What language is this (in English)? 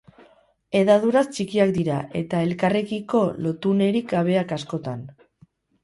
Basque